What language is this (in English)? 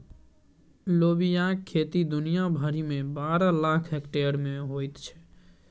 Maithili